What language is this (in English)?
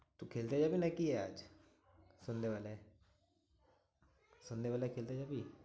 Bangla